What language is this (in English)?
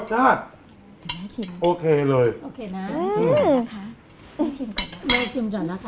Thai